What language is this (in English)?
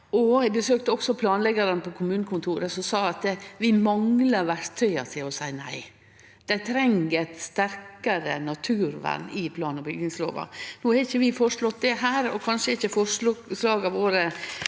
Norwegian